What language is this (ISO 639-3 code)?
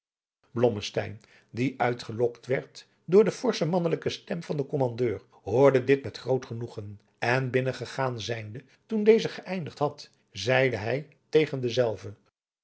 nld